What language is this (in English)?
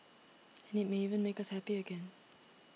English